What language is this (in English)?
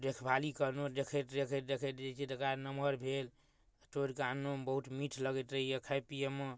Maithili